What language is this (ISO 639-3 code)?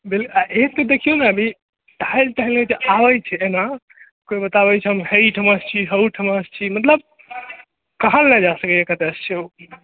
mai